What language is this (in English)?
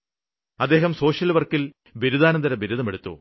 Malayalam